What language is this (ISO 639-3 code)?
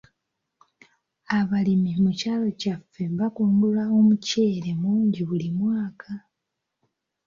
lug